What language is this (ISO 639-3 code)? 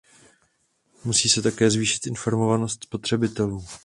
ces